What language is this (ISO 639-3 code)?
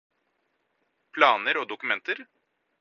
nob